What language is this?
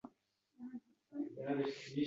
Uzbek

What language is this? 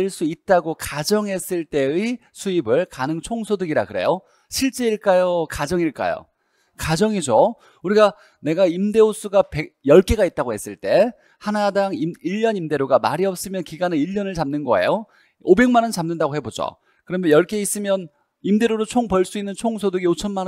Korean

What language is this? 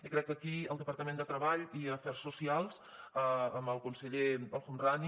Catalan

